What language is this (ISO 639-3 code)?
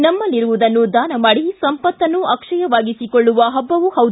kan